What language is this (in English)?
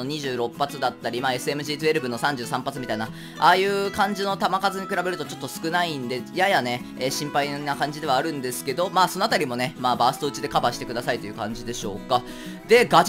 Japanese